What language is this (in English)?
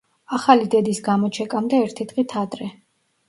Georgian